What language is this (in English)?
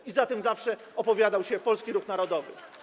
Polish